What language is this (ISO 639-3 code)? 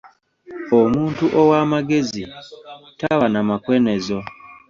lug